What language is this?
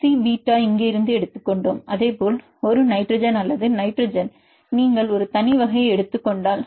Tamil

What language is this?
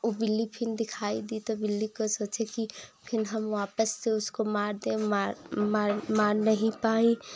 Hindi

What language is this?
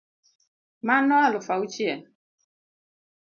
Luo (Kenya and Tanzania)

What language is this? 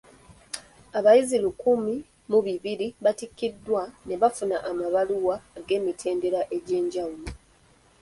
Ganda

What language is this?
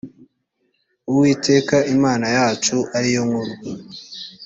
Kinyarwanda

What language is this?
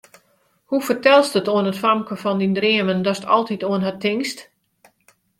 Western Frisian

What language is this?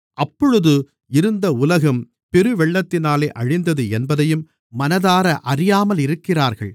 Tamil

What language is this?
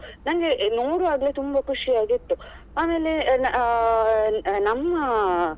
Kannada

